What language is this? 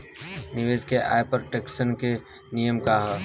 Bhojpuri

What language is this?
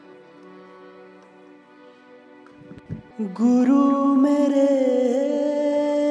Hindi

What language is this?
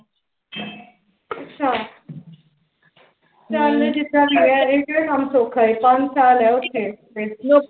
Punjabi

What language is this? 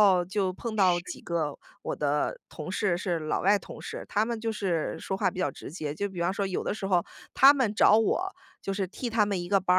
Chinese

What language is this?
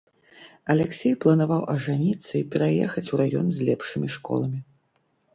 Belarusian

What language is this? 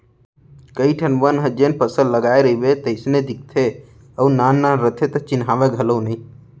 Chhattisgarhi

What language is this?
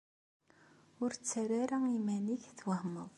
Kabyle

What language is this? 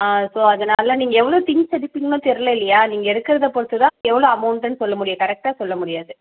Tamil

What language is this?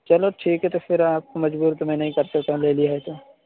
Urdu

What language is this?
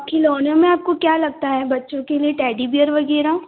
Hindi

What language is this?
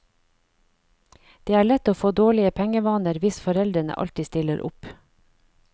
Norwegian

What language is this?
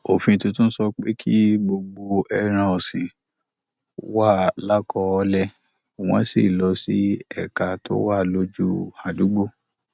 Yoruba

